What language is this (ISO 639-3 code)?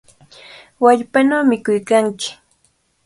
qvl